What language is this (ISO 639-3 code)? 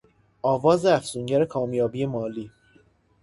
fas